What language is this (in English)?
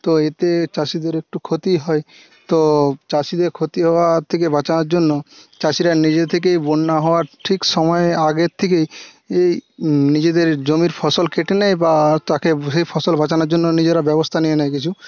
Bangla